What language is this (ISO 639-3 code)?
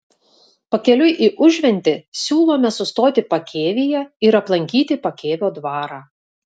lit